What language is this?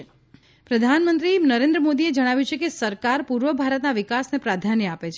Gujarati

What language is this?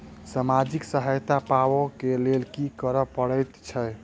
Maithili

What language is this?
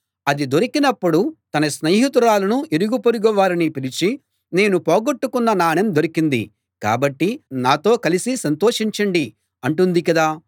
Telugu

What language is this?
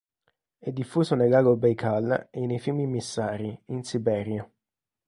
Italian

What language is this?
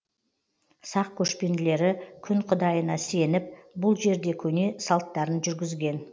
Kazakh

